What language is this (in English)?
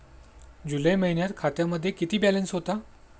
Marathi